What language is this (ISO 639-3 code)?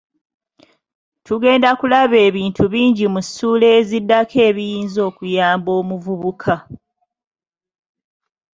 lug